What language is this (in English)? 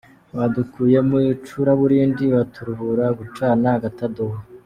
Kinyarwanda